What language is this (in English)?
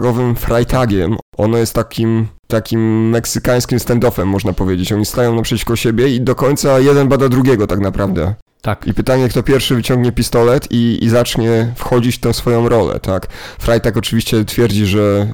Polish